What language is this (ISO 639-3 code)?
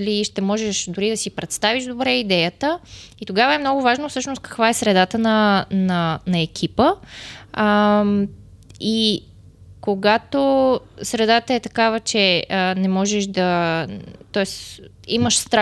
bul